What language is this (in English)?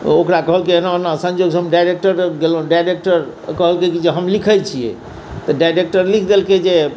Maithili